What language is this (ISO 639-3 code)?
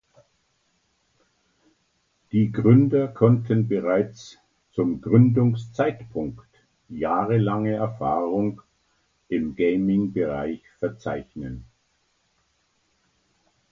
deu